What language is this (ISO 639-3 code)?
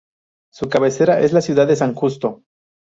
spa